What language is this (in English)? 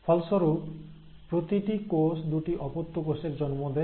Bangla